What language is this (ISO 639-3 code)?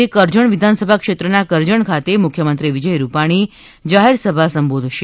guj